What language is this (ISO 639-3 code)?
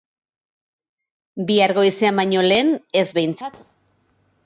eus